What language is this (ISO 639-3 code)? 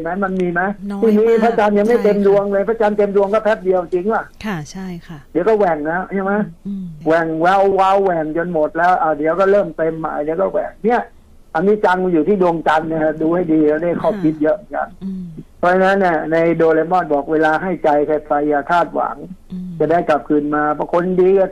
tha